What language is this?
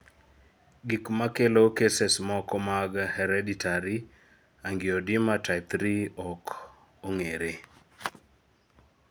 Luo (Kenya and Tanzania)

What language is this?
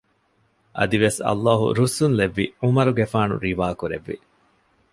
Divehi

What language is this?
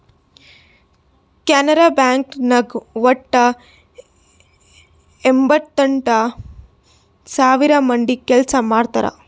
Kannada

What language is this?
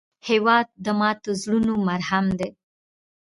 Pashto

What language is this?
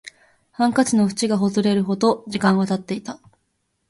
Japanese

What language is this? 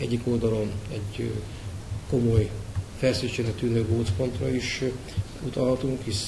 Hungarian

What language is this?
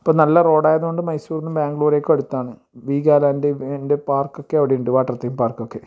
Malayalam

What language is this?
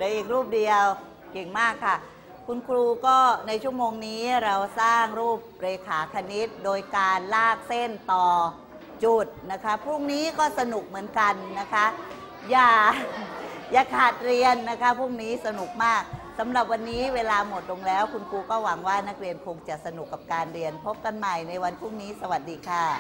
Thai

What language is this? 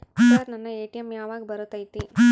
Kannada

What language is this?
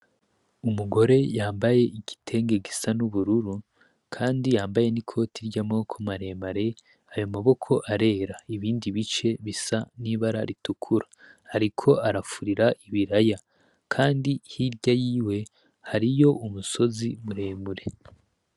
Rundi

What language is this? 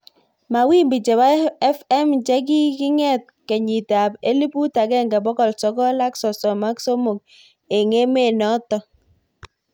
Kalenjin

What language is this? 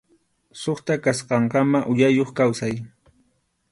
Arequipa-La Unión Quechua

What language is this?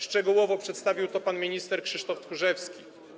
Polish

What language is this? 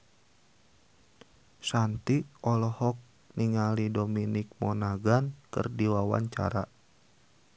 Sundanese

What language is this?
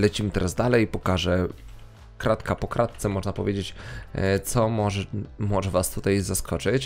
Polish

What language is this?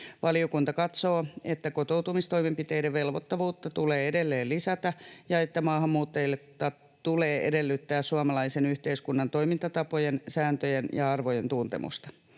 Finnish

